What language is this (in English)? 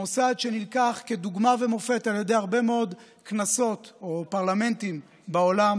Hebrew